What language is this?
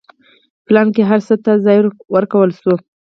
Pashto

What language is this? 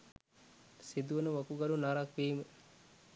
Sinhala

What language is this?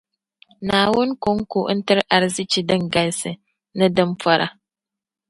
Dagbani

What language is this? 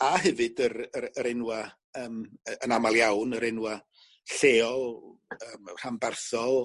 Welsh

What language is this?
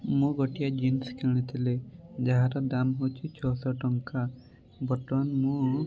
Odia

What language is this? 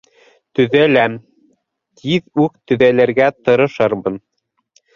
Bashkir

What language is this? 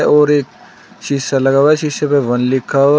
Hindi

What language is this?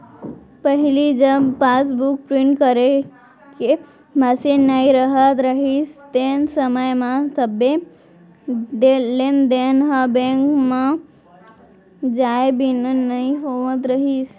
Chhattisgarhi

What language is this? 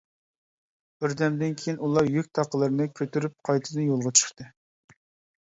Uyghur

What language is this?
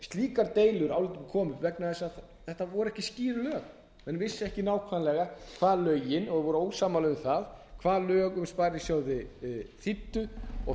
Icelandic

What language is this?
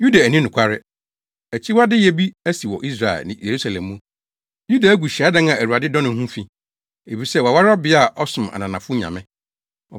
Akan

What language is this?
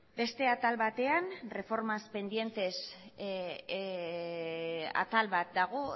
Basque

